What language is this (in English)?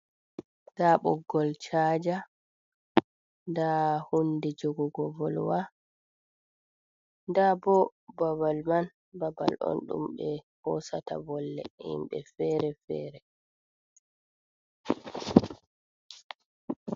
Fula